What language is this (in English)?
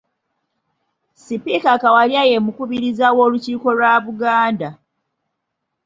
Ganda